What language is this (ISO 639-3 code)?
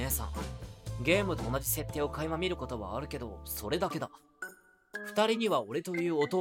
jpn